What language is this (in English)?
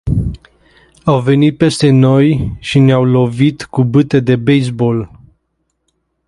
Romanian